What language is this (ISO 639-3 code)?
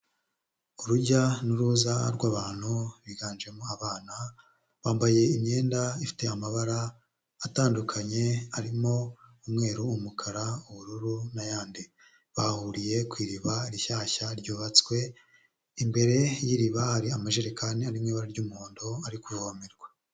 kin